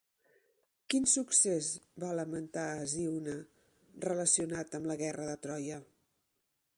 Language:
Catalan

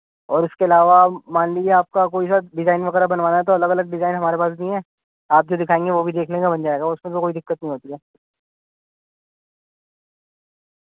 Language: Urdu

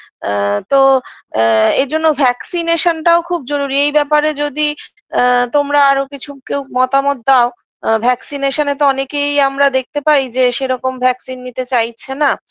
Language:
Bangla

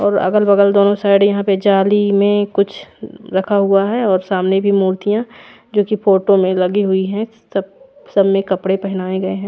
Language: Hindi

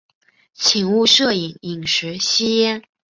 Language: Chinese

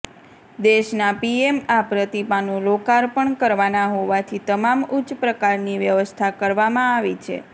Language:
Gujarati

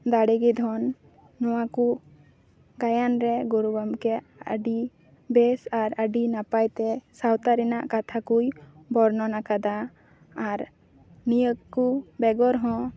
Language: Santali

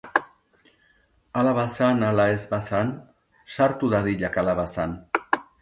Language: Basque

